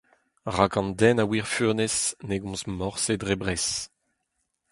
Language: Breton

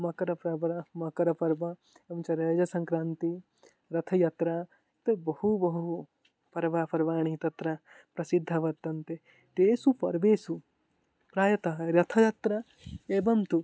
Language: Sanskrit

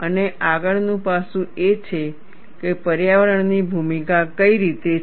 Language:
Gujarati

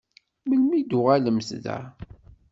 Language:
Kabyle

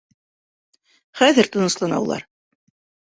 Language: Bashkir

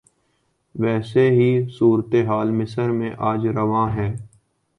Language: Urdu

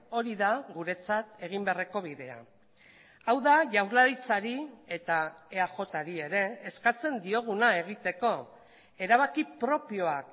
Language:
Basque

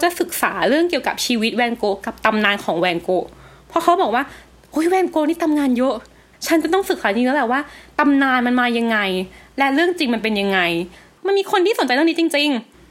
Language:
Thai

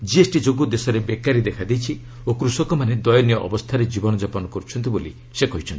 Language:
Odia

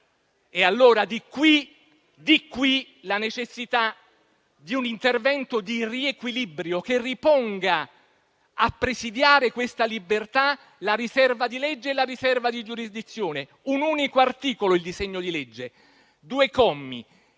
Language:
Italian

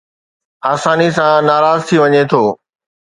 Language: Sindhi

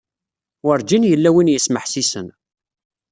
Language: Kabyle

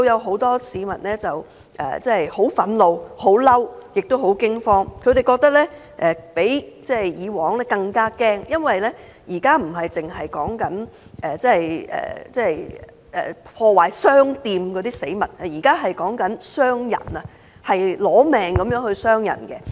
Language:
Cantonese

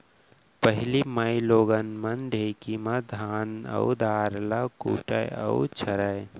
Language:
Chhattisgarhi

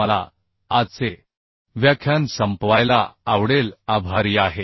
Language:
Marathi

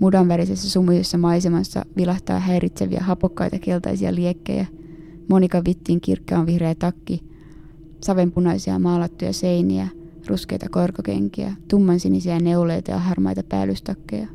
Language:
Finnish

